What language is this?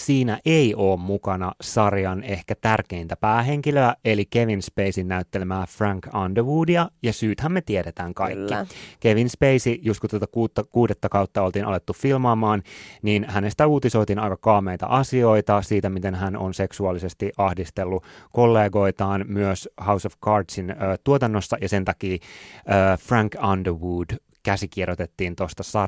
Finnish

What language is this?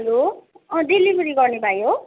Nepali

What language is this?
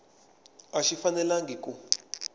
Tsonga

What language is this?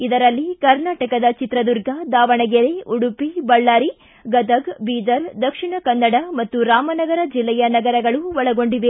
Kannada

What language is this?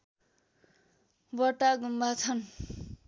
Nepali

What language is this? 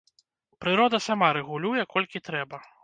Belarusian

